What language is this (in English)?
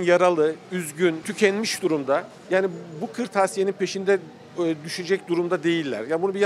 Turkish